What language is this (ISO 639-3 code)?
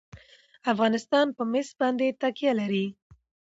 pus